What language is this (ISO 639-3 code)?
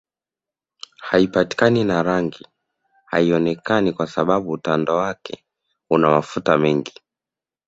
swa